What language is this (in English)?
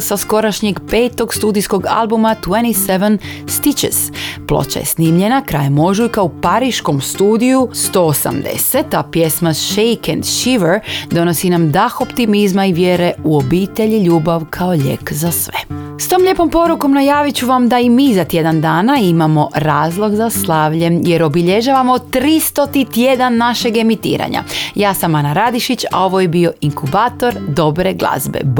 Croatian